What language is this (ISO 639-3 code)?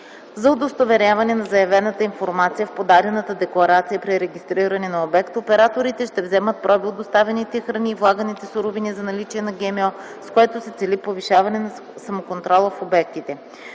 bul